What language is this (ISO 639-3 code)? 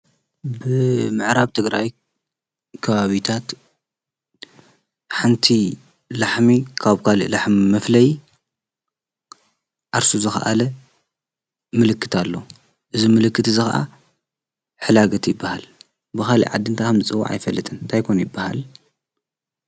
tir